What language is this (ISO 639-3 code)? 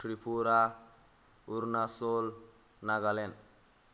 brx